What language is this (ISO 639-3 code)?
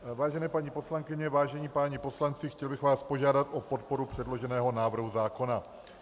ces